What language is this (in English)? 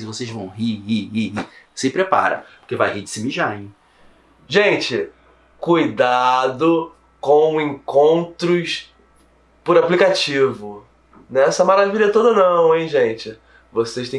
Portuguese